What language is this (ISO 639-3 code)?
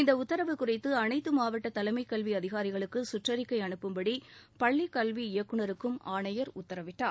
tam